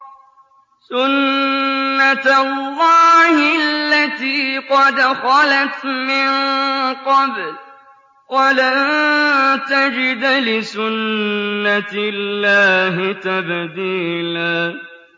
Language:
Arabic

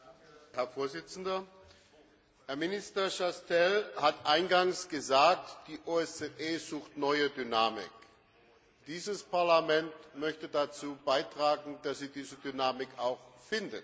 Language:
German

